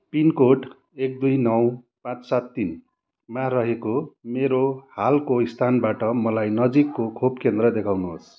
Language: Nepali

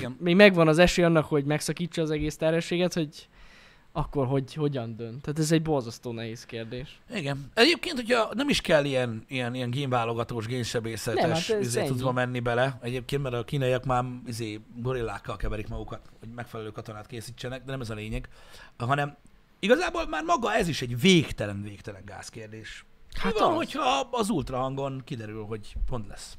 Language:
Hungarian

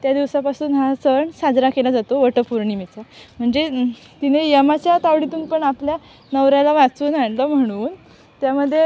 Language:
Marathi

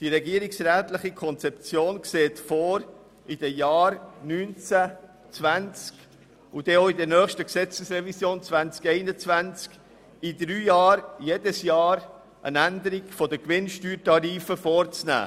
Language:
Swiss German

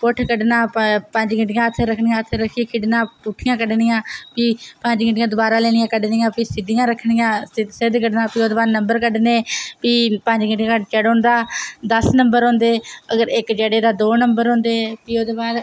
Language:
Dogri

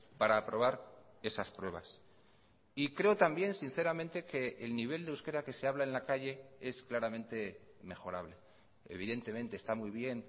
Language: Spanish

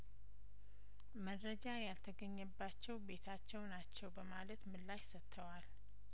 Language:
Amharic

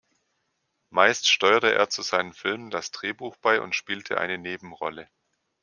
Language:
German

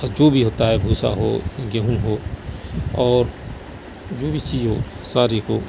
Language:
Urdu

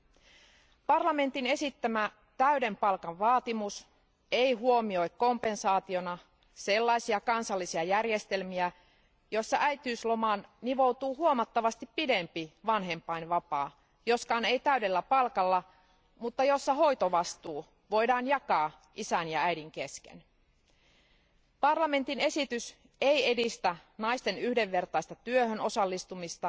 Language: Finnish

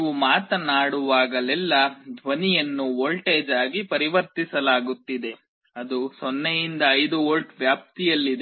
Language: Kannada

